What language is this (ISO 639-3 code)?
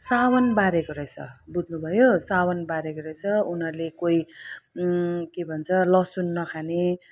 nep